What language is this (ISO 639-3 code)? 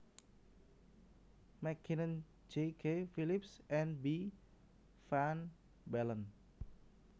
jav